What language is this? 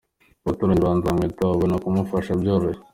Kinyarwanda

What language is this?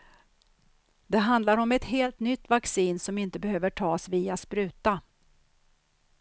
Swedish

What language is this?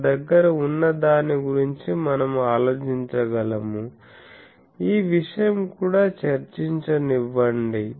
Telugu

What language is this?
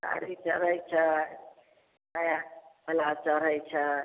Maithili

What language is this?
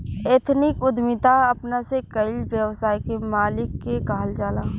Bhojpuri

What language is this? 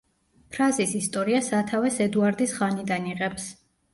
Georgian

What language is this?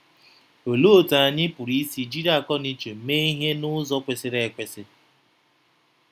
Igbo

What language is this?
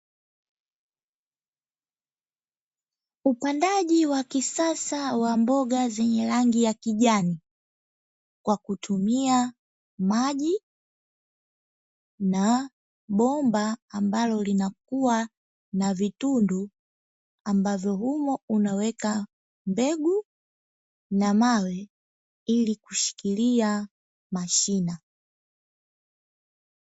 Swahili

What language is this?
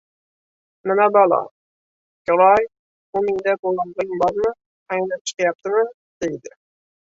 Uzbek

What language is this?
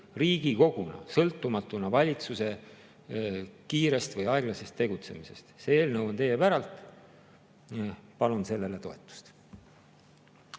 Estonian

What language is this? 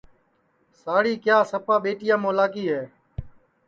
Sansi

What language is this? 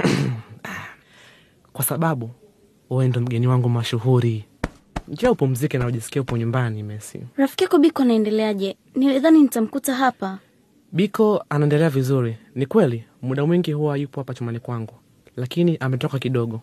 Swahili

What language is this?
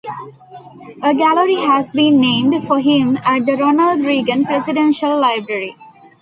English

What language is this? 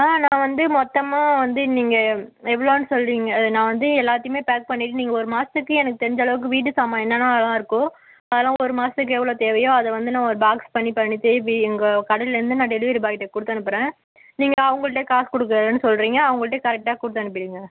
Tamil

